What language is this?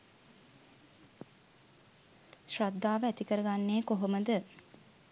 Sinhala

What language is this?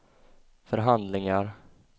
Swedish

